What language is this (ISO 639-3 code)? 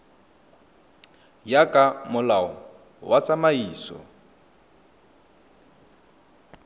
tsn